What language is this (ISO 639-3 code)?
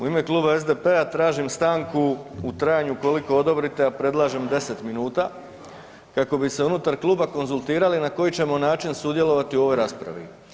hrv